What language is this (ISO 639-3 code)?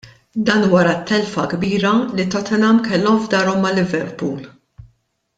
mlt